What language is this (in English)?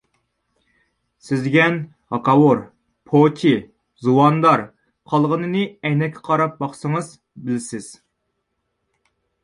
Uyghur